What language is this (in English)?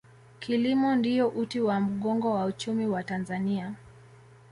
Swahili